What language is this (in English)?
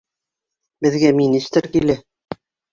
Bashkir